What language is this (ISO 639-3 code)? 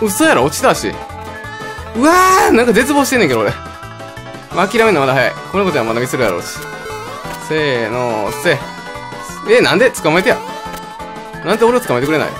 jpn